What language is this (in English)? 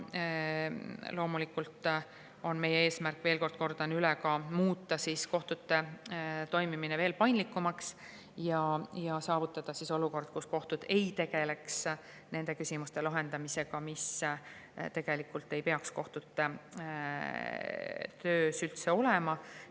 Estonian